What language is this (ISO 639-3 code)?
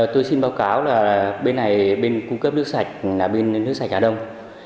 vie